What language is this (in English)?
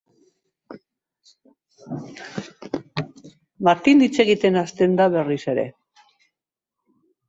Basque